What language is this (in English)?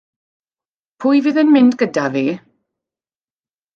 Welsh